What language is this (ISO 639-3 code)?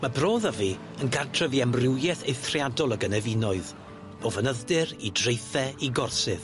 cym